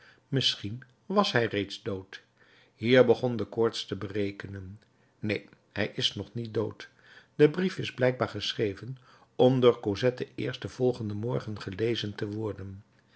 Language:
Dutch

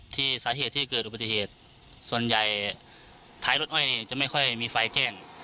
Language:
Thai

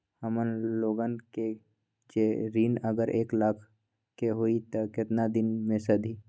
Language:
Magahi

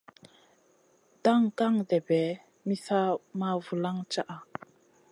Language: Masana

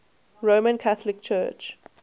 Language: English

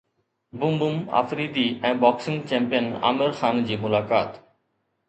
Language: Sindhi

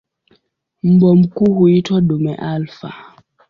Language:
Swahili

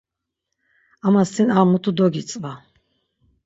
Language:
Laz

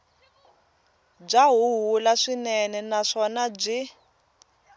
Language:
Tsonga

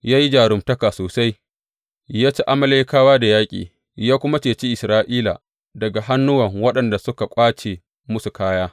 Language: Hausa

